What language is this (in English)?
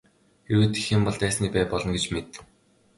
Mongolian